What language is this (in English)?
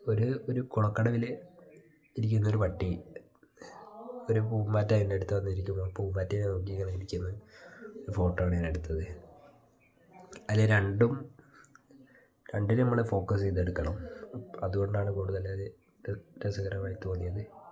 Malayalam